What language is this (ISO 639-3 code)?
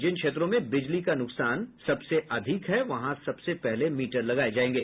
hin